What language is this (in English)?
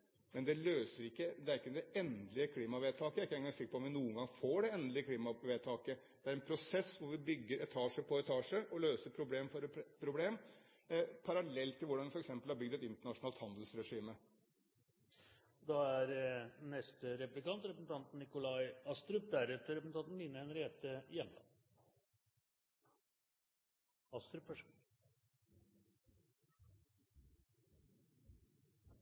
Norwegian Bokmål